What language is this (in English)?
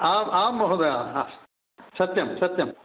Sanskrit